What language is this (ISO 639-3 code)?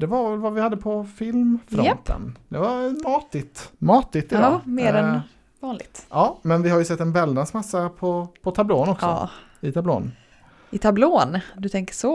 swe